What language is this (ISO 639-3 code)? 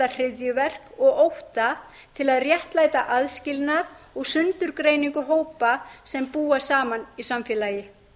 isl